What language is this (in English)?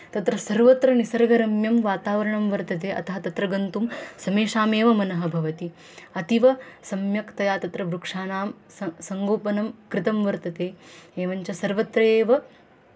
Sanskrit